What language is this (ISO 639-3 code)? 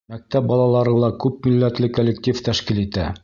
bak